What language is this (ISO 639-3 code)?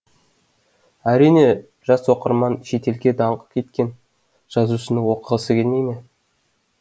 kaz